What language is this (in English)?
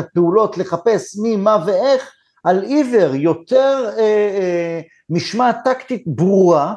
Hebrew